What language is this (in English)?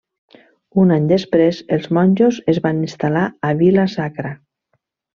Catalan